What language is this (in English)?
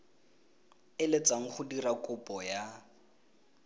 Tswana